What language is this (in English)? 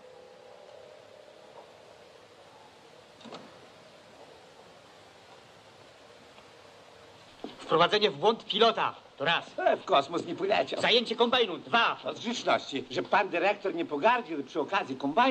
Polish